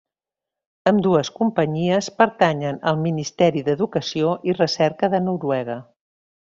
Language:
Catalan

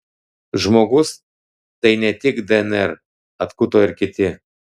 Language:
Lithuanian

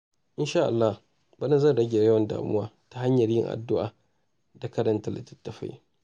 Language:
Hausa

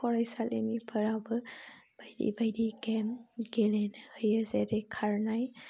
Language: Bodo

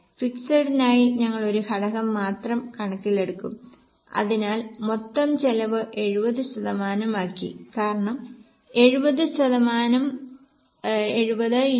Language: Malayalam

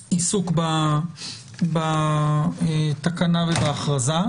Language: Hebrew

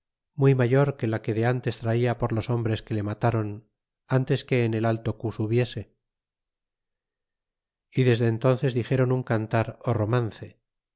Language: Spanish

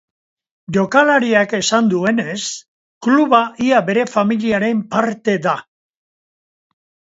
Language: Basque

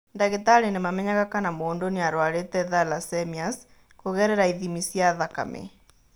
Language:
Kikuyu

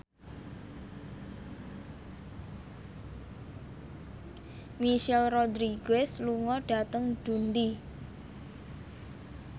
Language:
Javanese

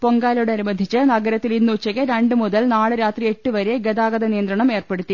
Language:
Malayalam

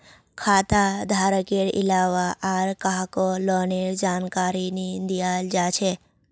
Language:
Magahi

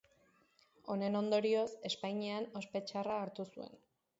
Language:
Basque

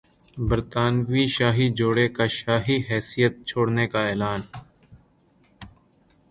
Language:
Urdu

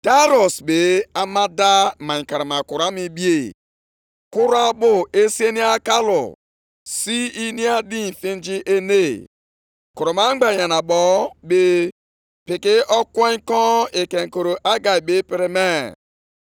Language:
Igbo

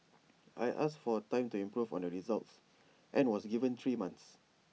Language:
English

